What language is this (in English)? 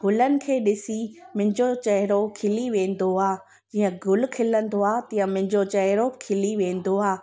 Sindhi